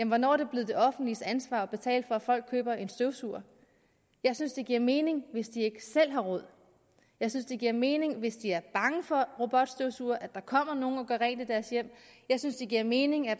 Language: Danish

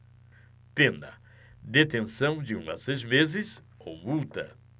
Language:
Portuguese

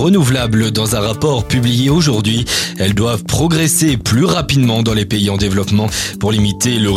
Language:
French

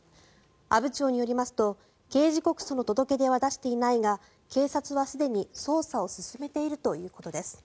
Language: Japanese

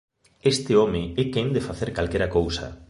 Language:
Galician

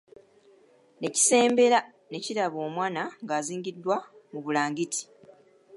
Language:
Ganda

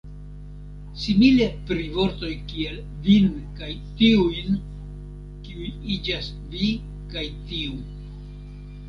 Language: Esperanto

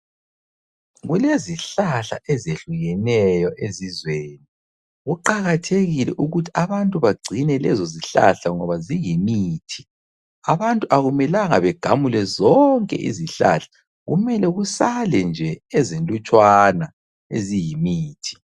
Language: North Ndebele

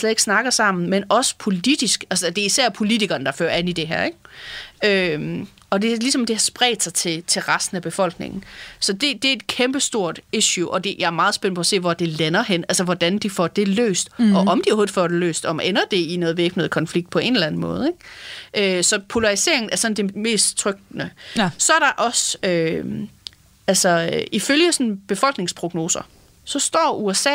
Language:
Danish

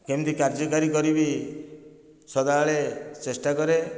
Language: Odia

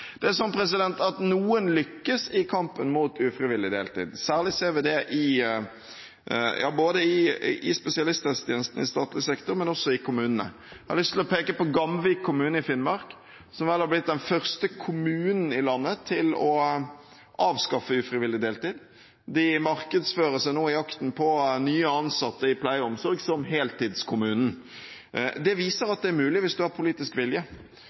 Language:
Norwegian Bokmål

